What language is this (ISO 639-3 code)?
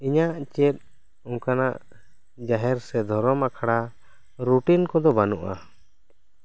sat